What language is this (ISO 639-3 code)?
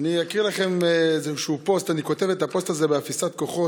heb